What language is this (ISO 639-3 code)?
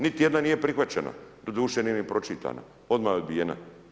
hrv